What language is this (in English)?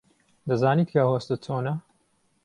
Central Kurdish